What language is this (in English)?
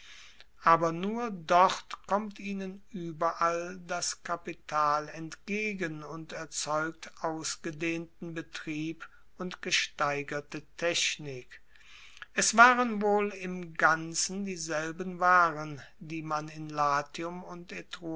German